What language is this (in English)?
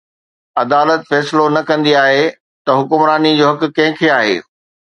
Sindhi